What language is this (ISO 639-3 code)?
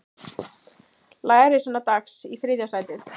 isl